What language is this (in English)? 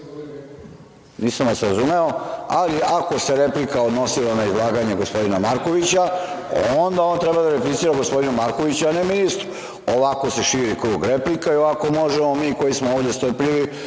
Serbian